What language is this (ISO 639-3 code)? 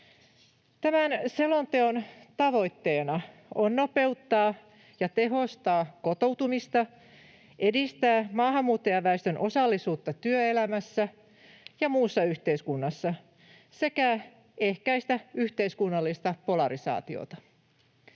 fin